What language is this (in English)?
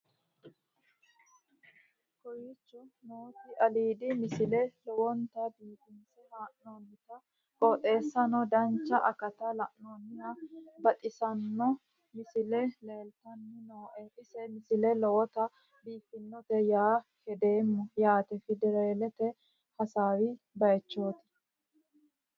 Sidamo